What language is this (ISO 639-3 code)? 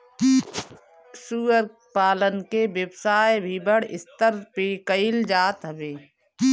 bho